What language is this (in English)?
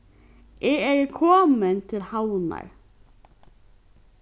Faroese